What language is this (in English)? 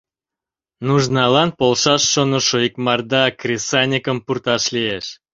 Mari